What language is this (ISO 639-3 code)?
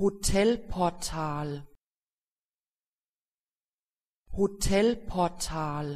dan